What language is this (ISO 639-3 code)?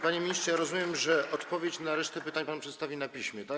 pol